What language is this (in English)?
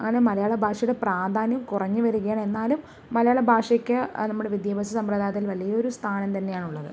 Malayalam